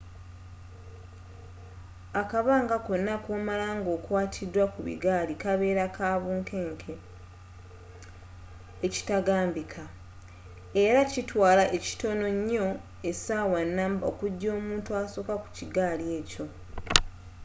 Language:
Ganda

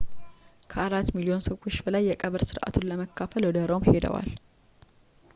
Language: Amharic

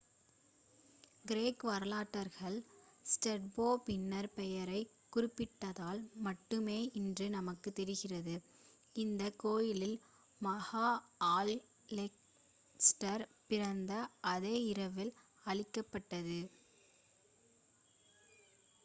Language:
Tamil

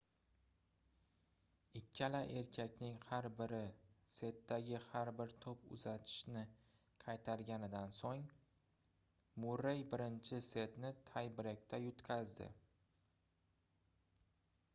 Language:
Uzbek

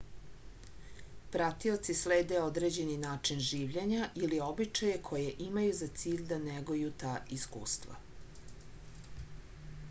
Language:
Serbian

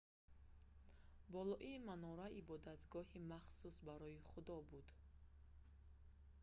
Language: Tajik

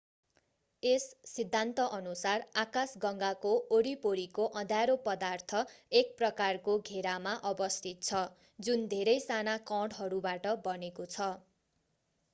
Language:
Nepali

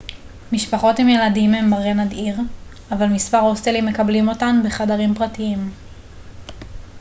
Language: Hebrew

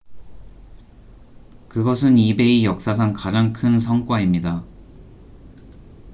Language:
Korean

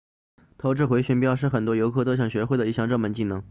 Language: Chinese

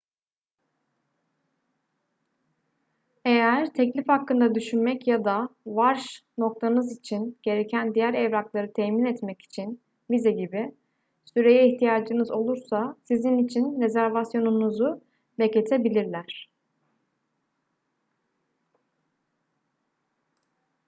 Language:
Turkish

